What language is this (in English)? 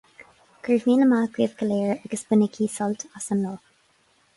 Irish